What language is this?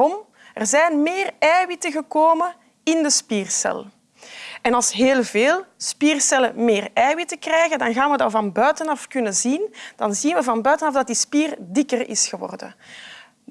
Dutch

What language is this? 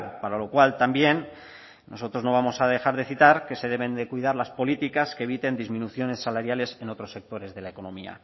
Spanish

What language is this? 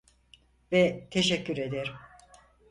Turkish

